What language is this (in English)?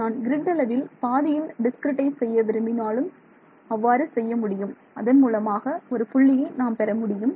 Tamil